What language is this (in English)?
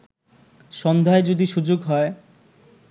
Bangla